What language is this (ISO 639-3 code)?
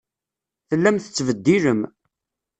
kab